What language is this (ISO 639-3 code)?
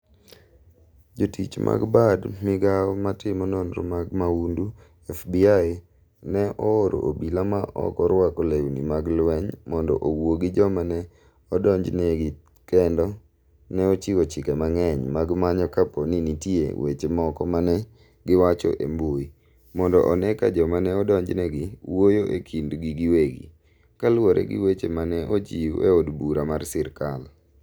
luo